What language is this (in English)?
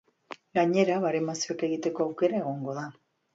Basque